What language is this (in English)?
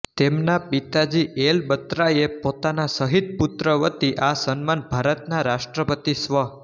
Gujarati